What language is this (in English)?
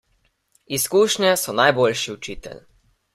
Slovenian